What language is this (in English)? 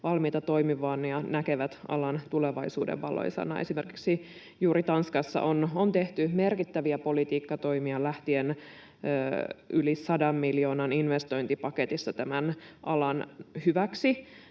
Finnish